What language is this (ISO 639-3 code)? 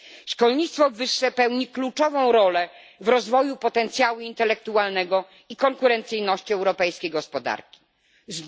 pol